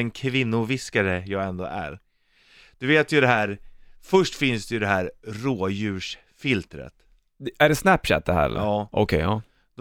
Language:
Swedish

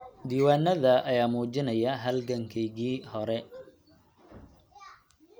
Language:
Somali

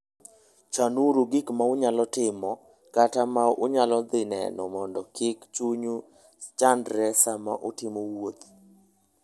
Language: Luo (Kenya and Tanzania)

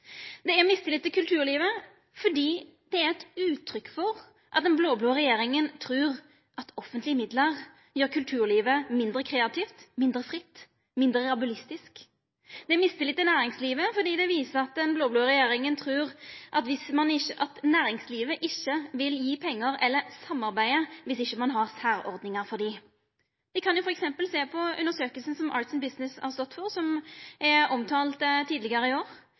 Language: Norwegian Nynorsk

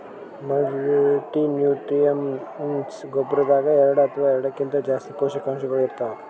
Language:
Kannada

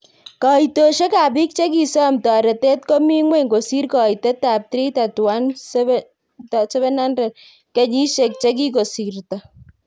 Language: Kalenjin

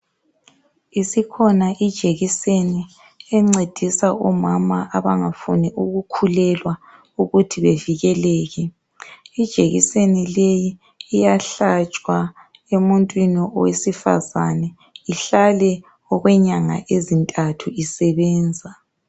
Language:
North Ndebele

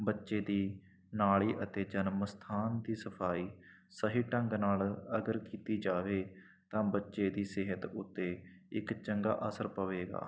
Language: Punjabi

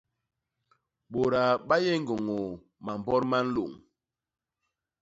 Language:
Basaa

